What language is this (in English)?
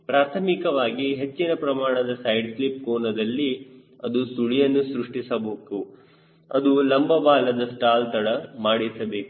Kannada